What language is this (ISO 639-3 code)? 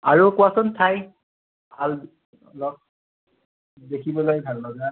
asm